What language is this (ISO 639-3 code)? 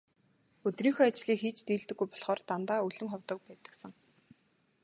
mon